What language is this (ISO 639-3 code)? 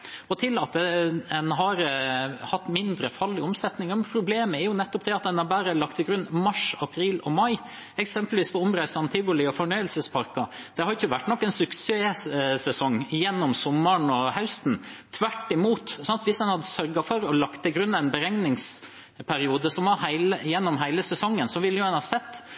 nob